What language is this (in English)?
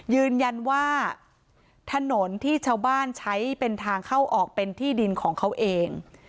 Thai